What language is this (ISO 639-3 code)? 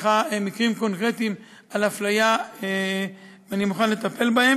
heb